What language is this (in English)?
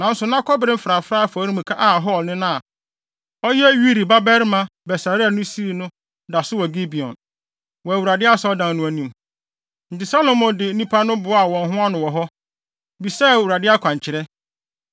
Akan